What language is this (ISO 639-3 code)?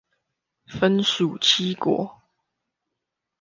zho